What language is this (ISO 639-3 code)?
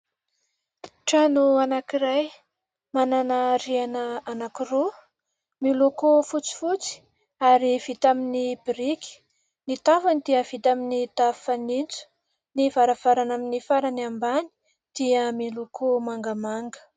mlg